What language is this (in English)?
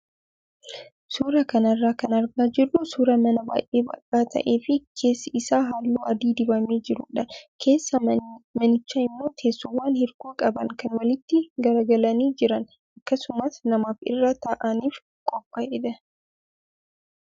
Oromo